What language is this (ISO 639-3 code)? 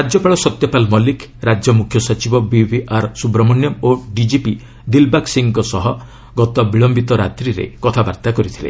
ori